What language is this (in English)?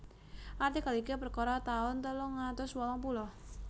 Javanese